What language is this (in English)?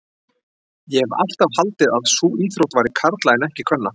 Icelandic